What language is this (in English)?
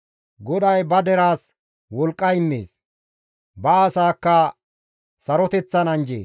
Gamo